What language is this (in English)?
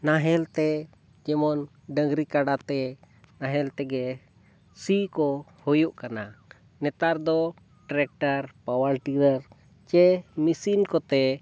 Santali